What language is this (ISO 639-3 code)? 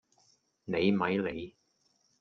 yue